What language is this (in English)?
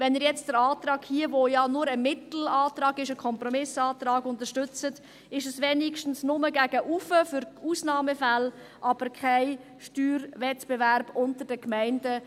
Swiss German